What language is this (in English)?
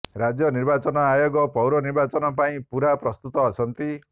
Odia